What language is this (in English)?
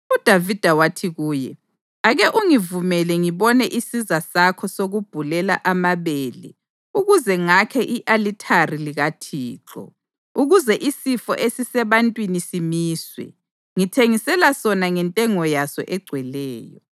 North Ndebele